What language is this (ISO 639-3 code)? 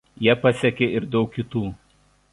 lit